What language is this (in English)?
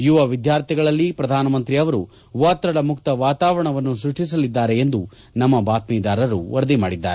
Kannada